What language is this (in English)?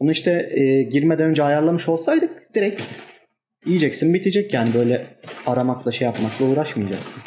Turkish